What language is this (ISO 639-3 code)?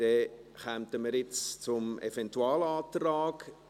gsw